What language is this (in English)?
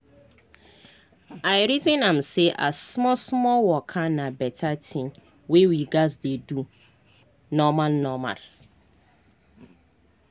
Nigerian Pidgin